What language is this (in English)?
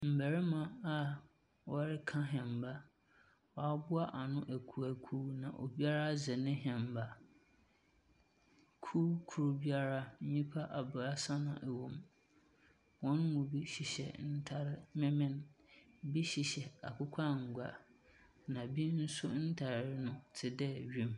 Akan